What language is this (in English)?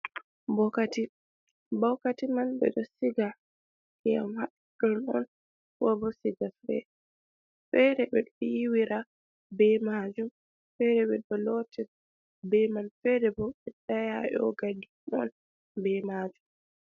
Fula